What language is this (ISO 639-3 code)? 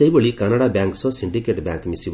ori